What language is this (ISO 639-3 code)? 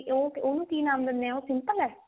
pan